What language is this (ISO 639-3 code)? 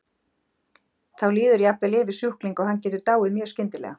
isl